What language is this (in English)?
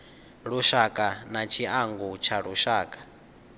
Venda